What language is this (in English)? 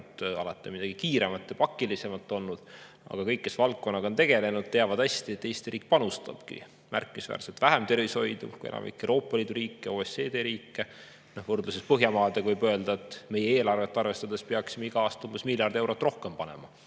Estonian